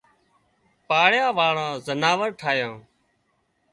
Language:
Wadiyara Koli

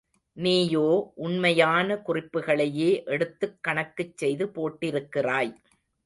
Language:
Tamil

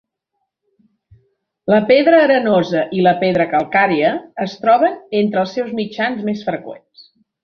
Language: Catalan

